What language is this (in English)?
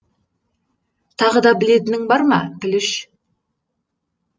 Kazakh